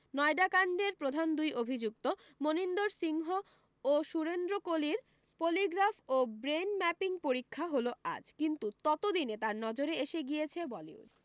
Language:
Bangla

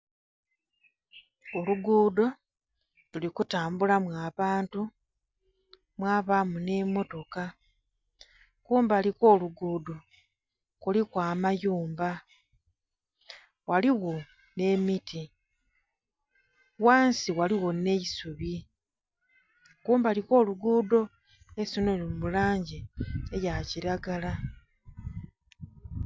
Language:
Soga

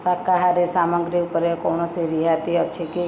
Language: Odia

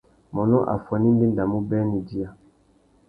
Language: Tuki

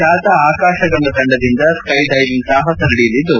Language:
Kannada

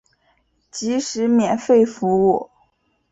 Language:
Chinese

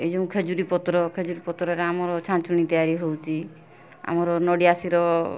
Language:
Odia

